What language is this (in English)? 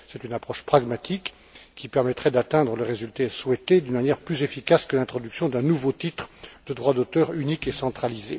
French